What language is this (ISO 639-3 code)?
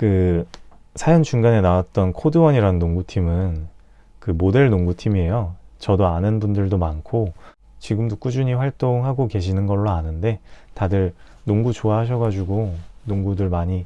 kor